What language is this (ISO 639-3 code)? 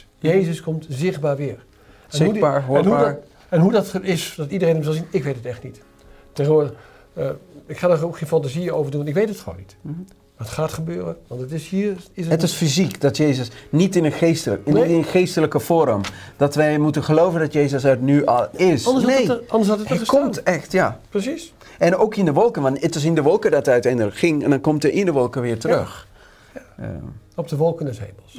nld